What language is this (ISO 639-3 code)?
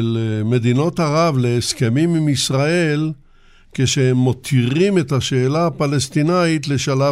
heb